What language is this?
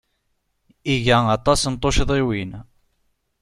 Kabyle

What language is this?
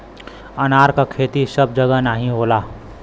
Bhojpuri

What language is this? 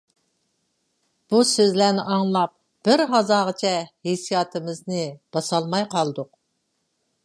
Uyghur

